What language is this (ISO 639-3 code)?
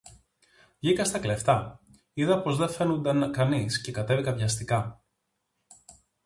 ell